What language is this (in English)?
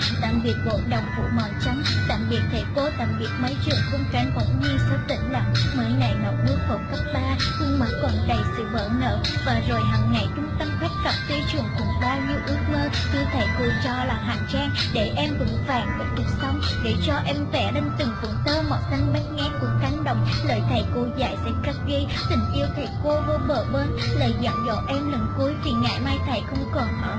Vietnamese